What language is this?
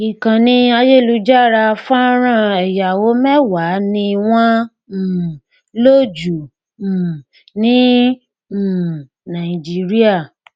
Yoruba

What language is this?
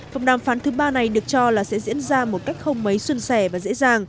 Vietnamese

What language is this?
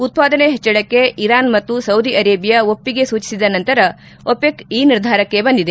Kannada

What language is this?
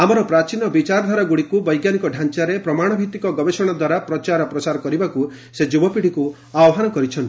Odia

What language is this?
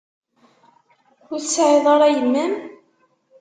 Kabyle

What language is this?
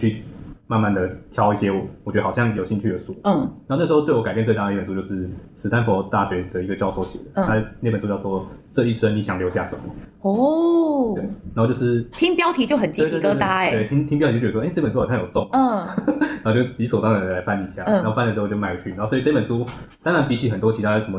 Chinese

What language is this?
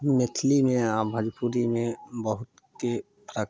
Maithili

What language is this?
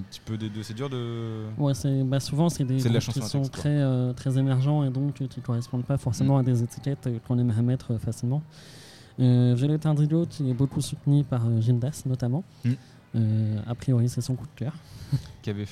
French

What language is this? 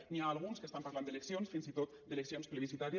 Catalan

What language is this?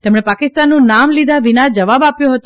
Gujarati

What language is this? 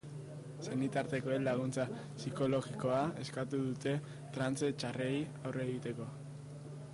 Basque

